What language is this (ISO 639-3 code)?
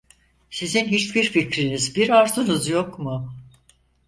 tur